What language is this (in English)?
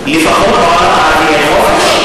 Hebrew